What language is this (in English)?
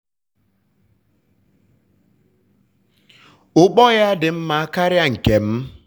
Igbo